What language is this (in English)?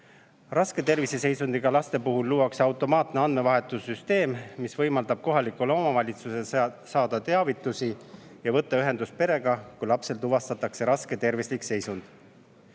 Estonian